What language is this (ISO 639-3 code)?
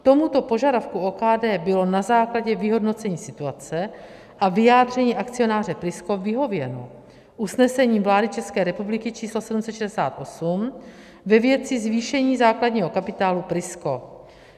ces